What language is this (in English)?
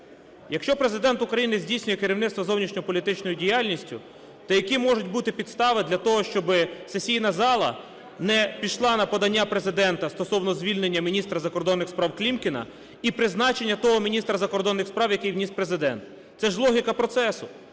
Ukrainian